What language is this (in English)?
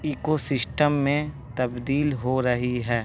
Urdu